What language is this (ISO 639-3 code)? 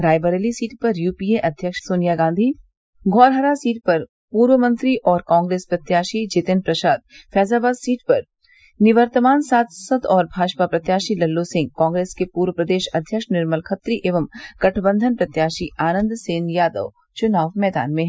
hin